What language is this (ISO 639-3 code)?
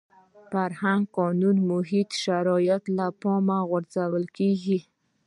pus